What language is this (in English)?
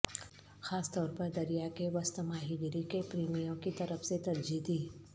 Urdu